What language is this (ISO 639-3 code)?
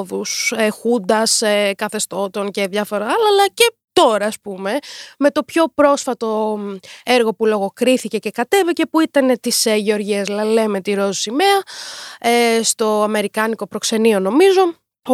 ell